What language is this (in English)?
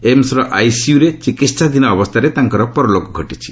Odia